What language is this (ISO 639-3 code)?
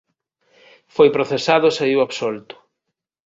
glg